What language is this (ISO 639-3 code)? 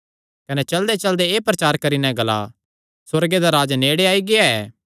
xnr